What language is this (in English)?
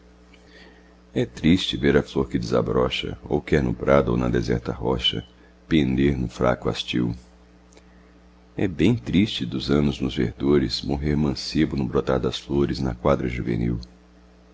Portuguese